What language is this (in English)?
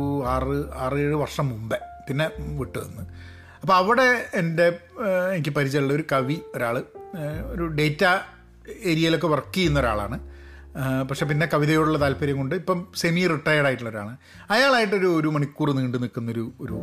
Malayalam